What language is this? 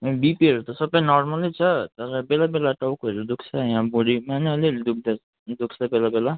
Nepali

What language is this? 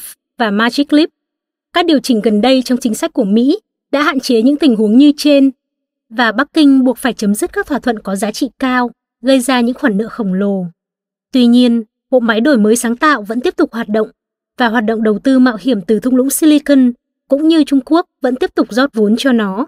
Vietnamese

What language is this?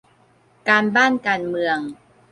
Thai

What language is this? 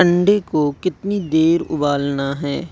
Urdu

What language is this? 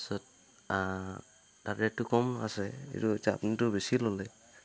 Assamese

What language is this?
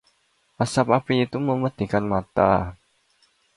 Indonesian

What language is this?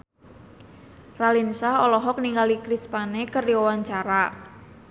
Sundanese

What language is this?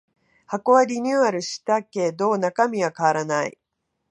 Japanese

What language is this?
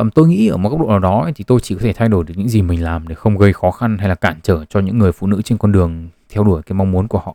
Vietnamese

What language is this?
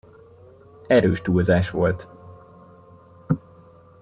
Hungarian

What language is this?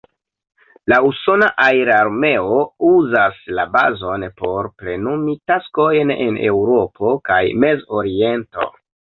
Esperanto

